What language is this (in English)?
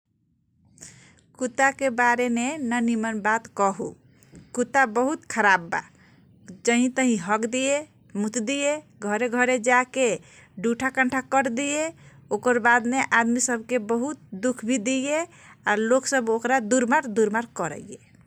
Kochila Tharu